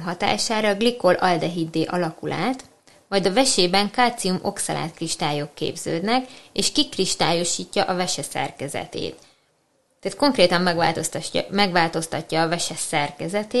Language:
Hungarian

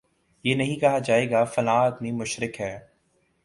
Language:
Urdu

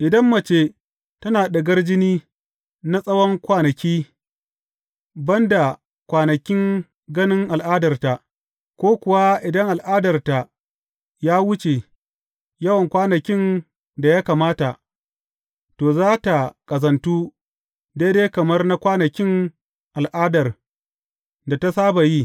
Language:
Hausa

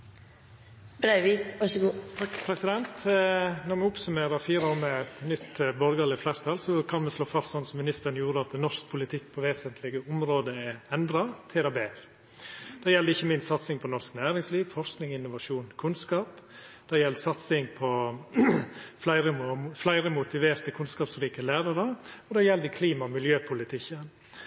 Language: Norwegian Nynorsk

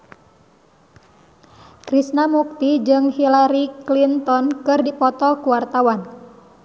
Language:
Sundanese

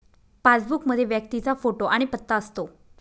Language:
Marathi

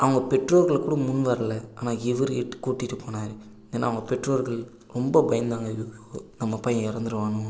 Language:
Tamil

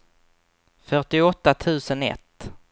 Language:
Swedish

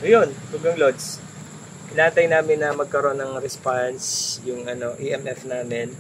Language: Filipino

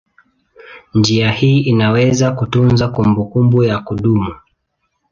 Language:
Swahili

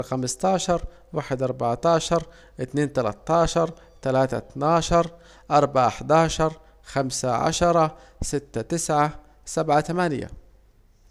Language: Saidi Arabic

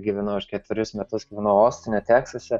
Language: Lithuanian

